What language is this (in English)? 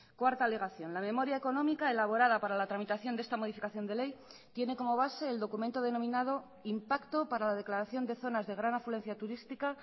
Spanish